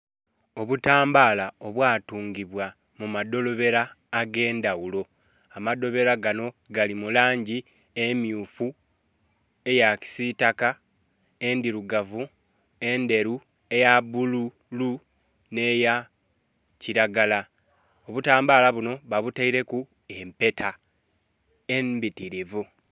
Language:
Soga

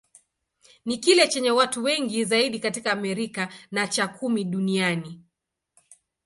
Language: Swahili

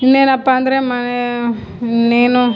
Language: Kannada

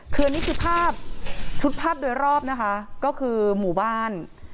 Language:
Thai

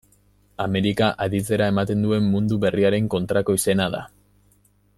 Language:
Basque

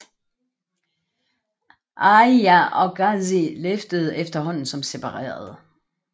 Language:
Danish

